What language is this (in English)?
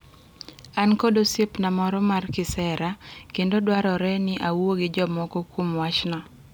Luo (Kenya and Tanzania)